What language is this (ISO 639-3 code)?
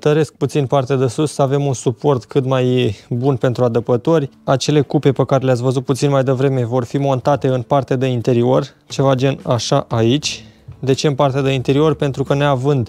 ron